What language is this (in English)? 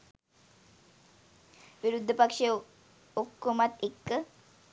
Sinhala